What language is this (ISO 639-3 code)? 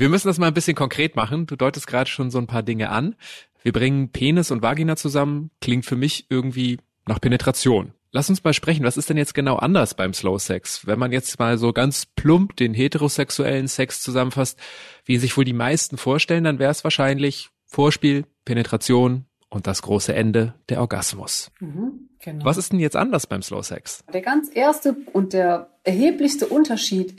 deu